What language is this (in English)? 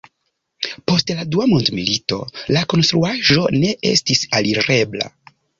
Esperanto